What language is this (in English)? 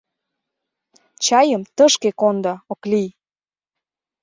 Mari